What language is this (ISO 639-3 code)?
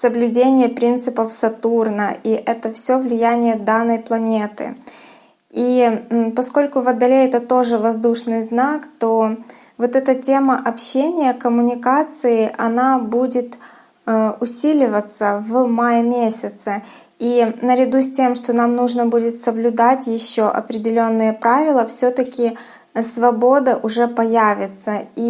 rus